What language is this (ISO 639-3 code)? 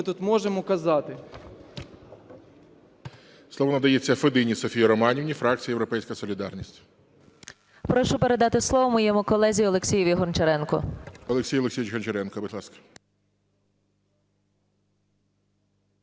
ukr